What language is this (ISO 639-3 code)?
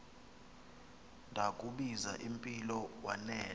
xho